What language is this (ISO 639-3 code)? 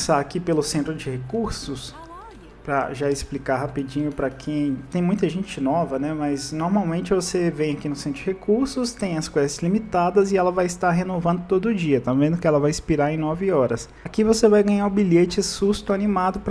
por